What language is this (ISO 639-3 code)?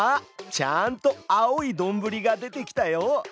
jpn